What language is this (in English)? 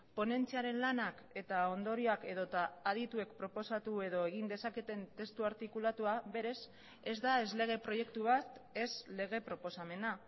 Basque